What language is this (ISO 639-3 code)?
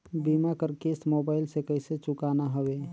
hne